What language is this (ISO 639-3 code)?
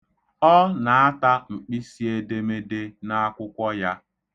ibo